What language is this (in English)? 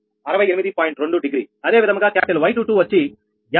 Telugu